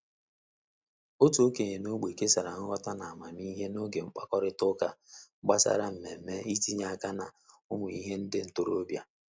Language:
Igbo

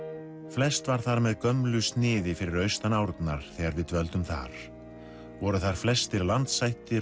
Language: Icelandic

